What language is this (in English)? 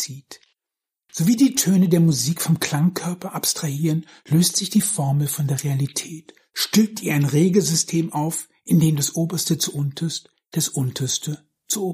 German